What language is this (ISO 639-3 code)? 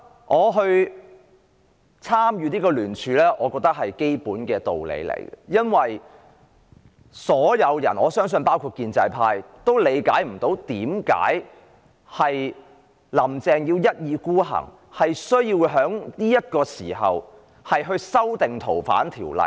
yue